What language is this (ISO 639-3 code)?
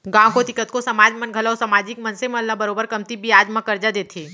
hne